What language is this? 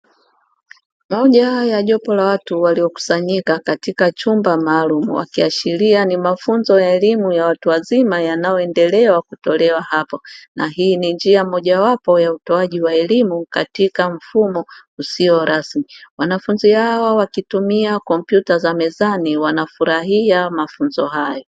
Swahili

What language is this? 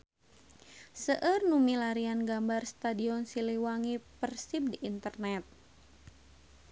Sundanese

